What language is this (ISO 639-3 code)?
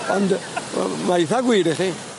cym